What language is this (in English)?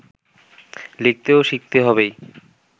Bangla